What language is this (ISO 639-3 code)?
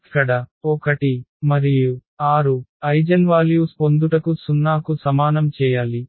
tel